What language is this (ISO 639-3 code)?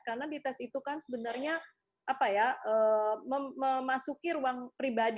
ind